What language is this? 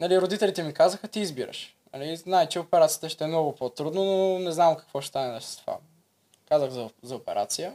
Bulgarian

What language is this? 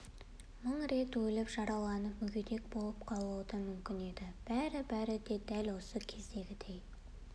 Kazakh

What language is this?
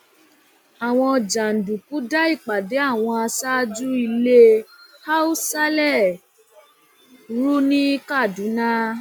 Yoruba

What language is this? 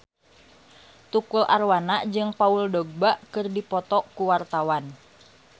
Sundanese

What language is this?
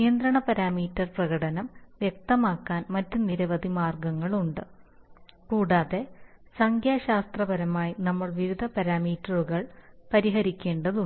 Malayalam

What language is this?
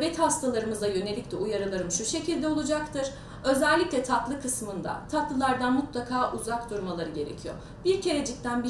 Turkish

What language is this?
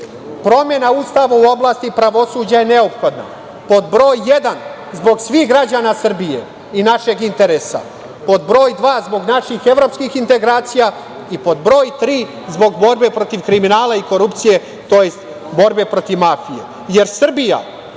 Serbian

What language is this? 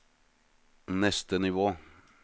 Norwegian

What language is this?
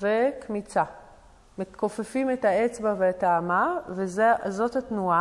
Hebrew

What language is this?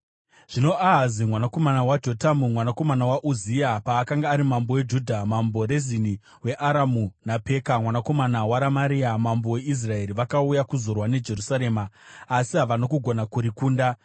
Shona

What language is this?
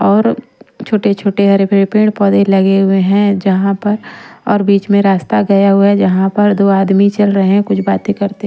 Hindi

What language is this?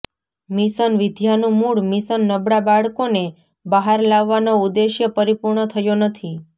Gujarati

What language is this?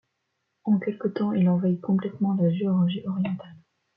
French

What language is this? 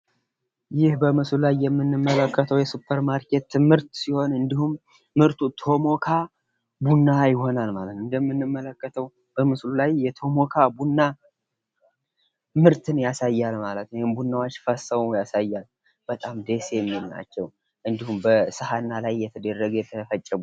Amharic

